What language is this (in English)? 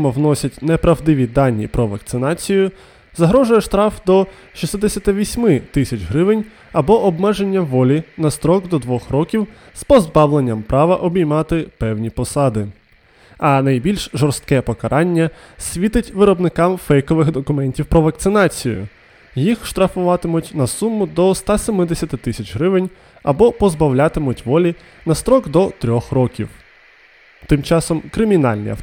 Ukrainian